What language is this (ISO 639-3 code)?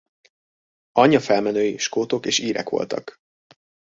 hun